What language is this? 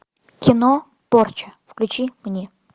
Russian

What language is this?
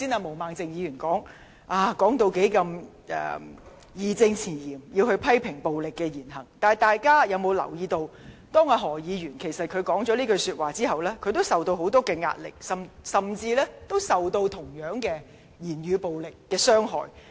Cantonese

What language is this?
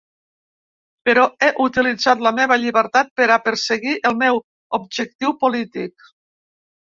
Catalan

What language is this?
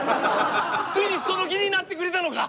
Japanese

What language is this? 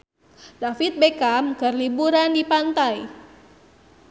Sundanese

